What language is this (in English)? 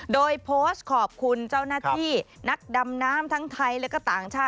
Thai